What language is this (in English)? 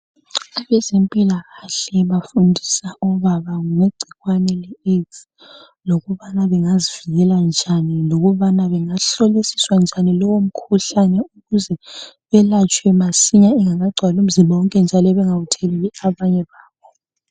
North Ndebele